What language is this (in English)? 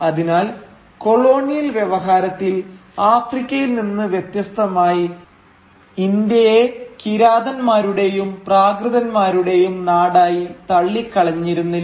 Malayalam